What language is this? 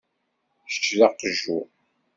Kabyle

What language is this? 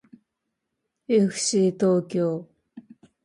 Japanese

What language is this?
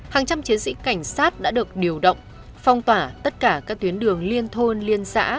Vietnamese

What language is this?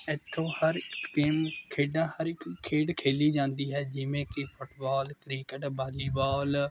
Punjabi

